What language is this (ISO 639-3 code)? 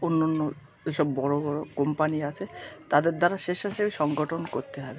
ben